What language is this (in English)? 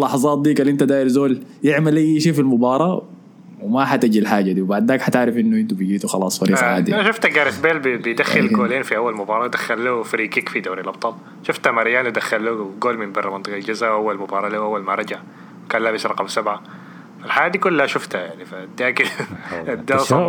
Arabic